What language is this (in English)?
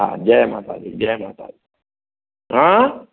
Sindhi